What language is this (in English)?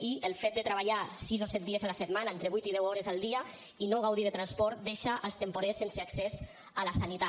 Catalan